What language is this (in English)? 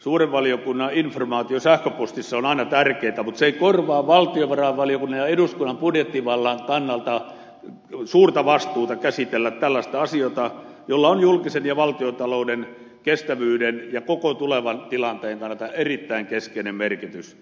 Finnish